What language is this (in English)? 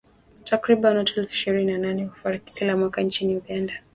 Swahili